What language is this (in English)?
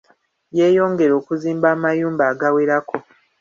Ganda